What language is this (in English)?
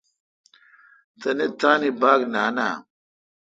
Kalkoti